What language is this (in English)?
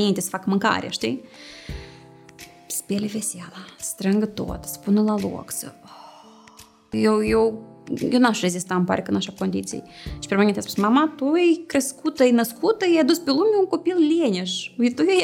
Romanian